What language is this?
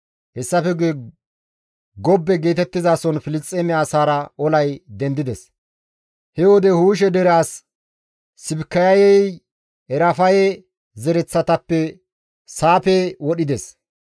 Gamo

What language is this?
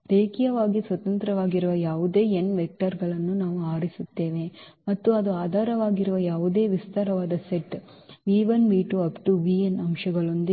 Kannada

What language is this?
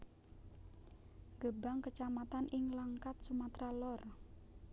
Javanese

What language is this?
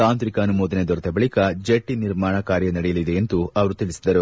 Kannada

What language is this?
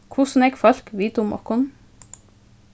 Faroese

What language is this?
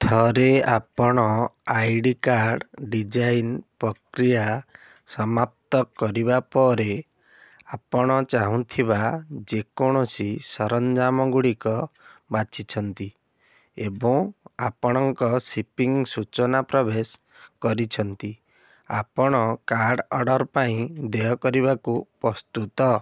Odia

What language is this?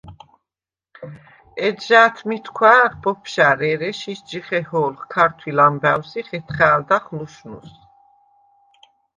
Svan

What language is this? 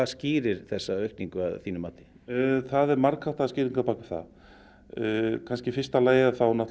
Icelandic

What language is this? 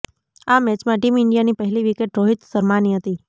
Gujarati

